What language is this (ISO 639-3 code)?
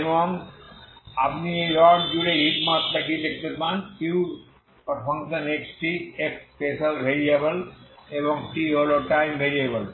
ben